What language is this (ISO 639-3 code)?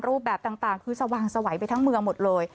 tha